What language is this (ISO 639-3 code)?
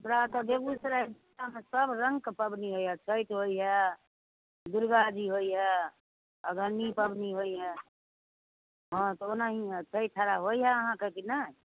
mai